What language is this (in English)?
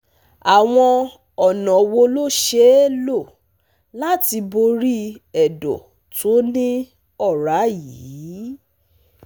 Yoruba